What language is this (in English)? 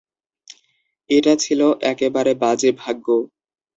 Bangla